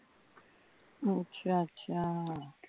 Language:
Punjabi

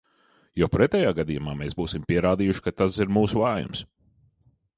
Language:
Latvian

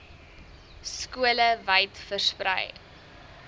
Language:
Afrikaans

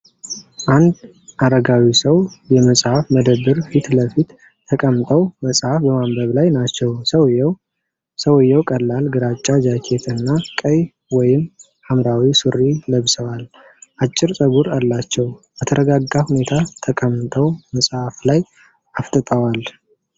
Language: Amharic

